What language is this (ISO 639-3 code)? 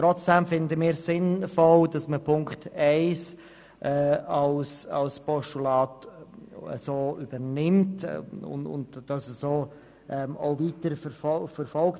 gsw